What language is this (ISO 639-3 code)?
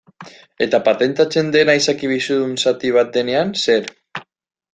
eus